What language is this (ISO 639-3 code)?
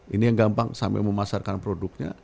ind